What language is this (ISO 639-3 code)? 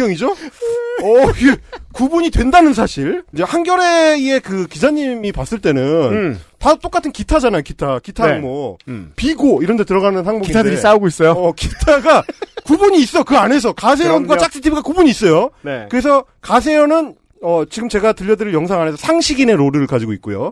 kor